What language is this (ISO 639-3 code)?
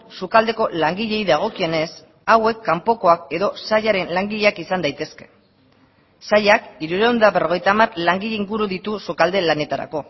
eus